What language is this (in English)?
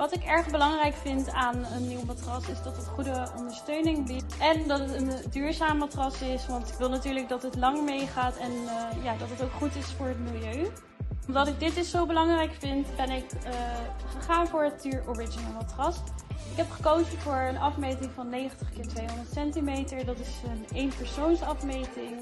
Dutch